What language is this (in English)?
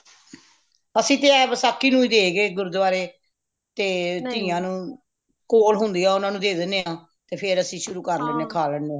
Punjabi